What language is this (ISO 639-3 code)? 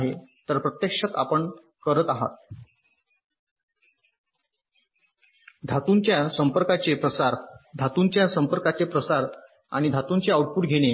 mar